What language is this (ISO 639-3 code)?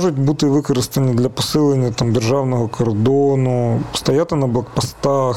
ukr